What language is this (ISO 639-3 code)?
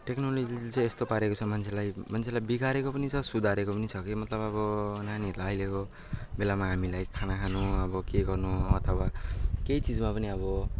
nep